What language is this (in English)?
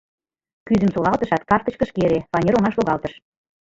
Mari